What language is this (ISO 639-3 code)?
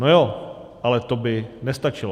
ces